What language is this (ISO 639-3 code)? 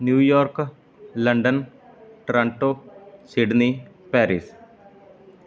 pan